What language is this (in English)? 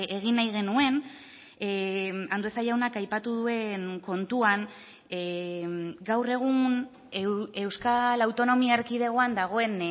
Basque